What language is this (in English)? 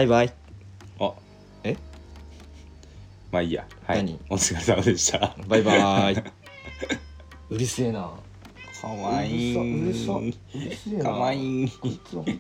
Japanese